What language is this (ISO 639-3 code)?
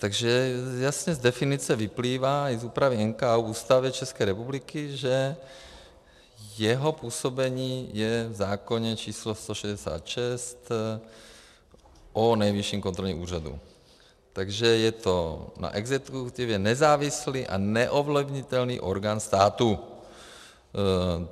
ces